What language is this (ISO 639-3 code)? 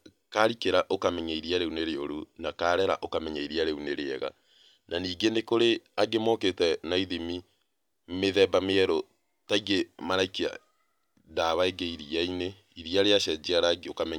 kik